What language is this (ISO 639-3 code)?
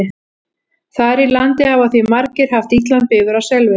isl